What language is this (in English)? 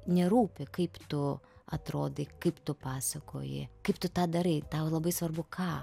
Lithuanian